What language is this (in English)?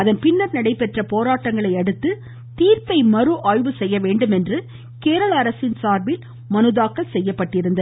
Tamil